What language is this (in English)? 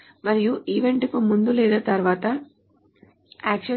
Telugu